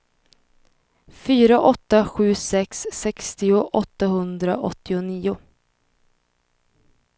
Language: Swedish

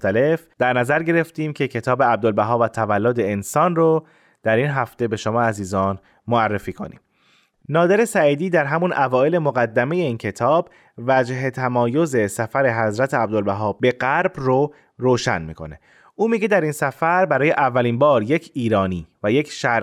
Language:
Persian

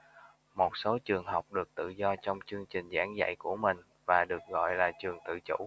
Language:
Vietnamese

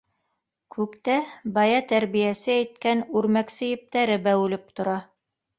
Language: Bashkir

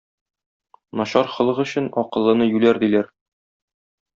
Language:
Tatar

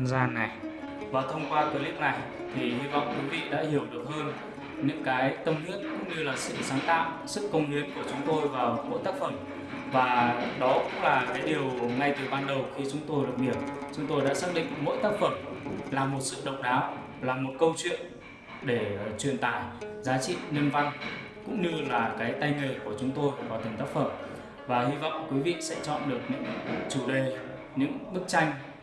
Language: Vietnamese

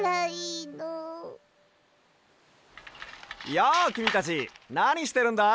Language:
Japanese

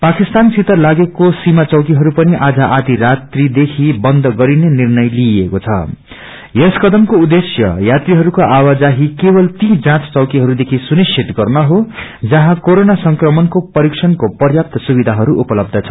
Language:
Nepali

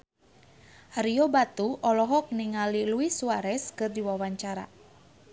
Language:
Sundanese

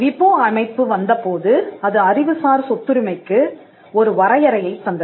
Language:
Tamil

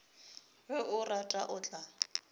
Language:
Northern Sotho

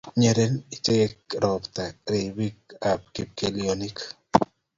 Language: Kalenjin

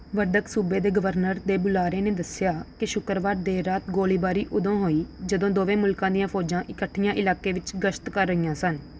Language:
Punjabi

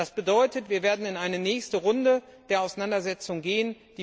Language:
German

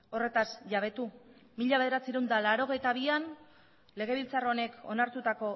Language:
Basque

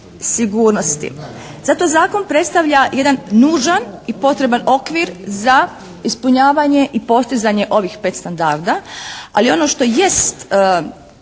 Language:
Croatian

